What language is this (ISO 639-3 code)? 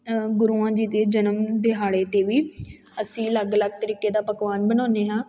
pan